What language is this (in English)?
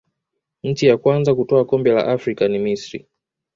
Swahili